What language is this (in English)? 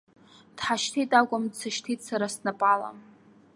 Abkhazian